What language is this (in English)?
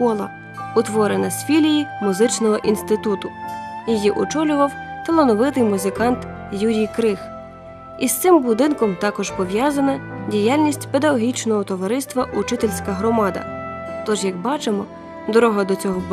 Ukrainian